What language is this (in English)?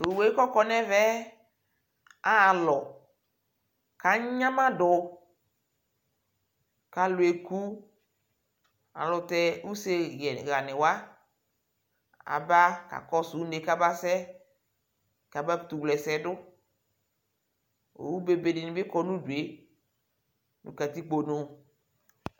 Ikposo